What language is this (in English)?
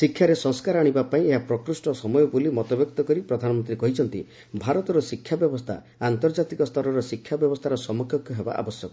Odia